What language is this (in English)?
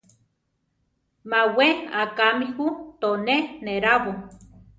Central Tarahumara